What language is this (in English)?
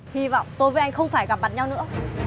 Vietnamese